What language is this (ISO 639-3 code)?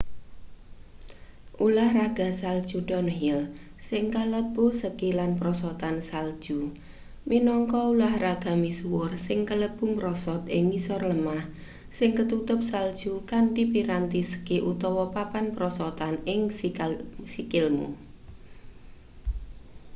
jav